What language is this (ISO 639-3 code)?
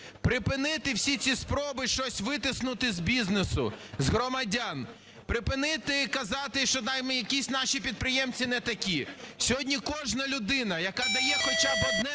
ukr